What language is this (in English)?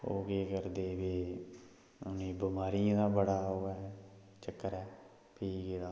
Dogri